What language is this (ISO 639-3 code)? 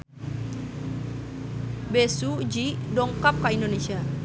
sun